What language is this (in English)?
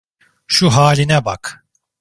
Turkish